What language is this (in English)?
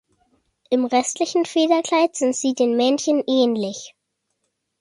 German